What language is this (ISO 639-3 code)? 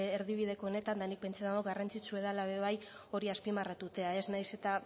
eus